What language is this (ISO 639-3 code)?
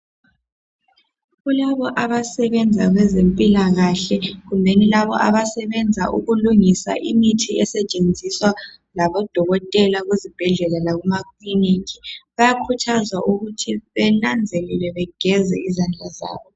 nde